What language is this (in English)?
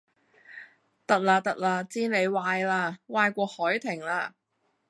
Cantonese